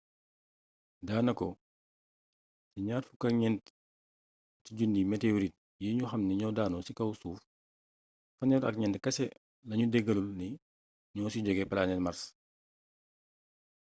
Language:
Wolof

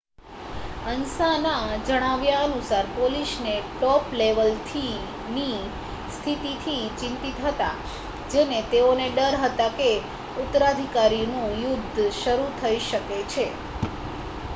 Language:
Gujarati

